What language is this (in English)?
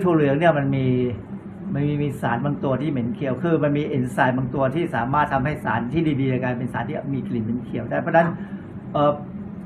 Thai